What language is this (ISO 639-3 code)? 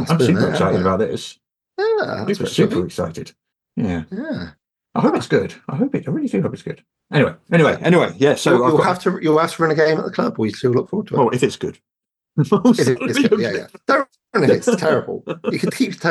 eng